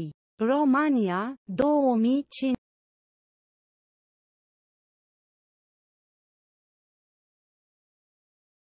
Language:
Romanian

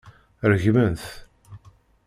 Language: Kabyle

